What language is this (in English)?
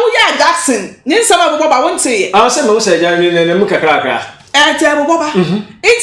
English